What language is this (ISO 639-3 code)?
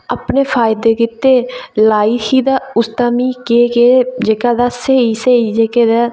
doi